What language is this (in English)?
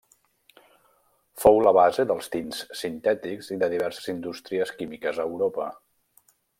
Catalan